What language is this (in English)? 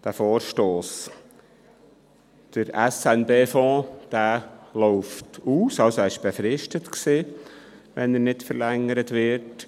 Swiss German